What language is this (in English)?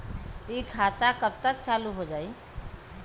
Bhojpuri